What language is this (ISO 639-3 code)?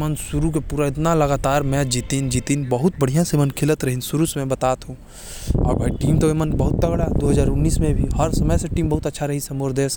kfp